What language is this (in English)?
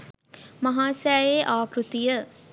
Sinhala